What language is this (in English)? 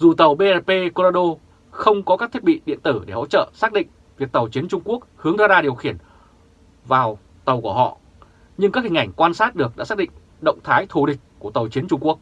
Vietnamese